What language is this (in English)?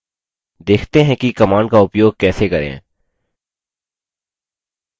Hindi